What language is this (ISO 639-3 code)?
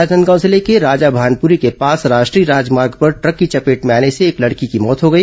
hin